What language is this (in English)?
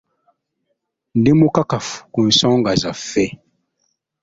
Ganda